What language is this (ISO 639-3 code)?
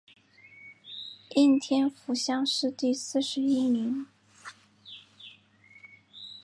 zho